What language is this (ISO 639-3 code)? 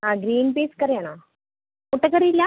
mal